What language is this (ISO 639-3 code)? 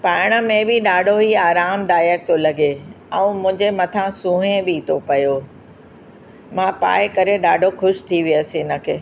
snd